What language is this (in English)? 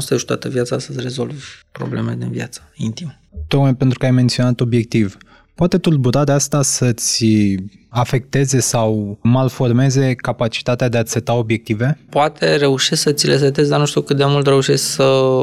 Romanian